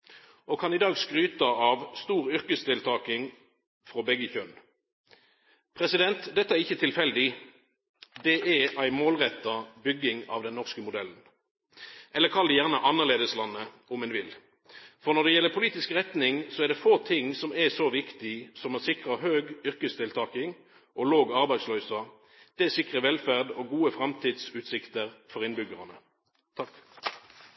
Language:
Norwegian Nynorsk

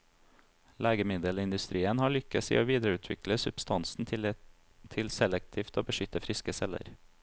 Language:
Norwegian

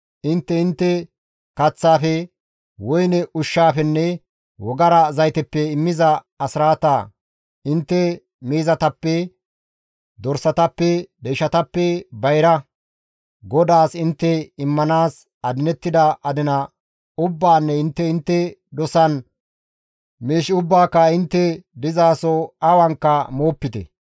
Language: Gamo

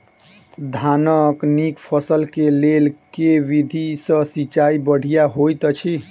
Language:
Maithili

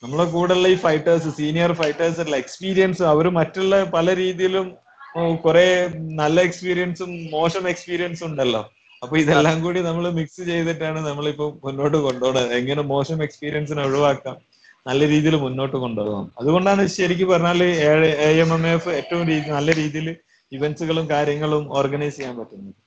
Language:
Malayalam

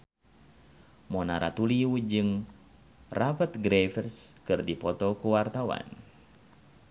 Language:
Sundanese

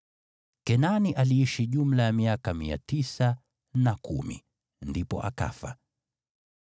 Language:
Swahili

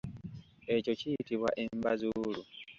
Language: Ganda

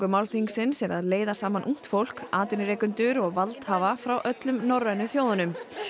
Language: Icelandic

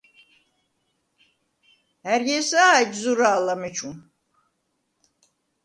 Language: Svan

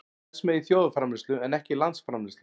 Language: Icelandic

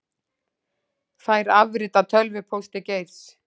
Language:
Icelandic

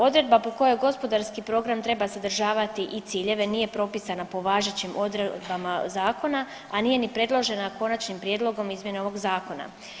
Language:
Croatian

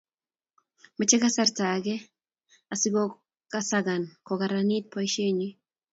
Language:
Kalenjin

